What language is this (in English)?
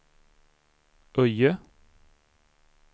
Swedish